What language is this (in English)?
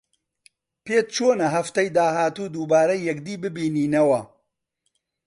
Central Kurdish